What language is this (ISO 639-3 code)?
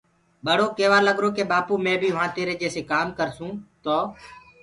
ggg